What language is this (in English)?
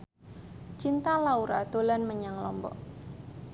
Javanese